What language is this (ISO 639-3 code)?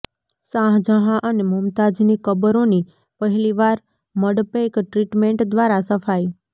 guj